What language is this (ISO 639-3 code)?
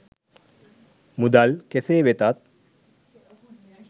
sin